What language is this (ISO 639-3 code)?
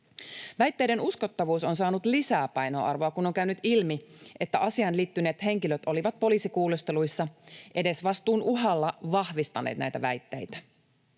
fin